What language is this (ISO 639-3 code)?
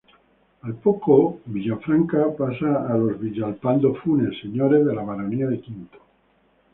spa